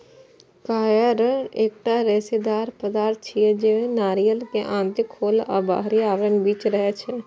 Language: Maithili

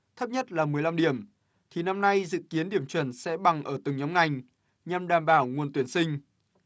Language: Vietnamese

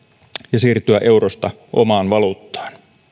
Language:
Finnish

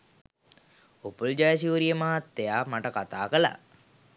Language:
Sinhala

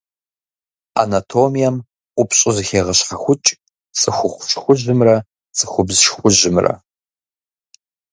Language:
Kabardian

